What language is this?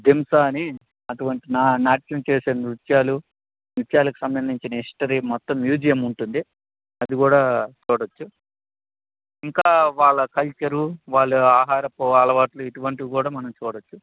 Telugu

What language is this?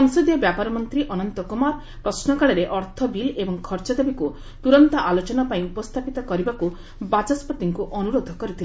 Odia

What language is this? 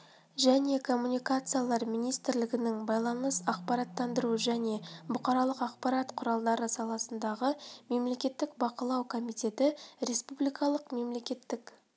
Kazakh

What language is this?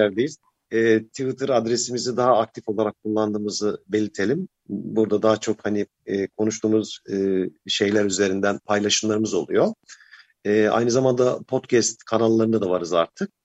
Turkish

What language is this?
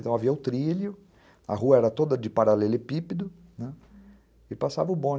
Portuguese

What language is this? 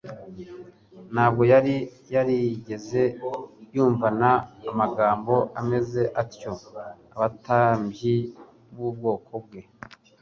Kinyarwanda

